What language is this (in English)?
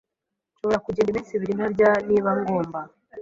Kinyarwanda